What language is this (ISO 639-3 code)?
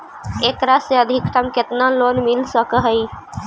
mag